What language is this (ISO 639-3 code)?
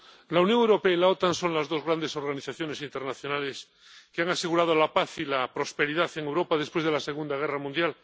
spa